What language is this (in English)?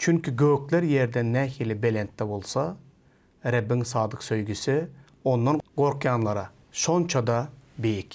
Turkish